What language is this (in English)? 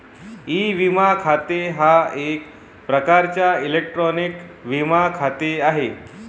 Marathi